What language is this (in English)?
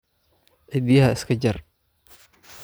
Somali